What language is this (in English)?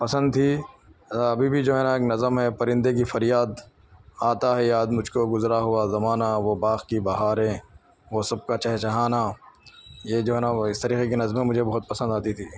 Urdu